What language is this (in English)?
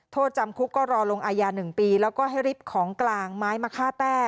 Thai